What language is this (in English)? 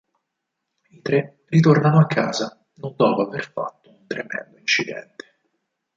Italian